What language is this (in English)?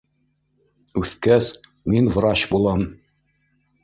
Bashkir